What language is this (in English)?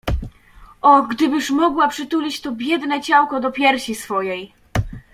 Polish